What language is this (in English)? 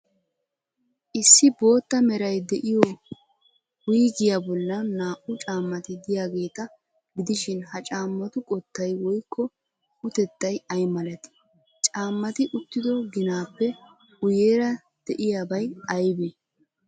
Wolaytta